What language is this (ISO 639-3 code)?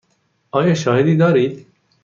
fas